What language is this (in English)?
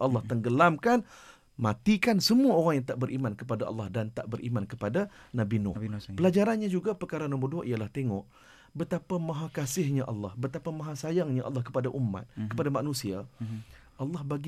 Malay